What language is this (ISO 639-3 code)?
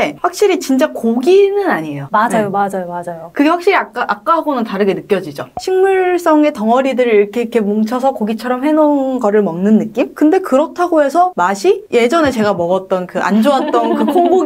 kor